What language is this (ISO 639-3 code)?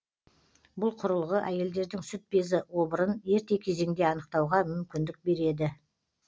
kaz